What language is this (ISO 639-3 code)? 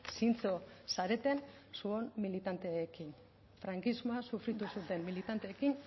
eus